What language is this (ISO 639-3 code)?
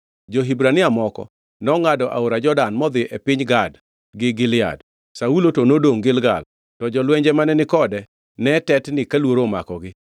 luo